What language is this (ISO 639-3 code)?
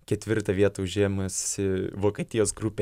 lit